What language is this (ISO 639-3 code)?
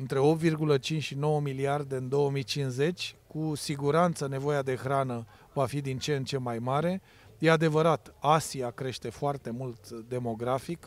ron